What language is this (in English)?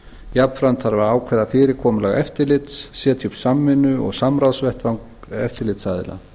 Icelandic